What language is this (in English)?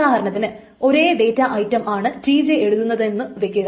Malayalam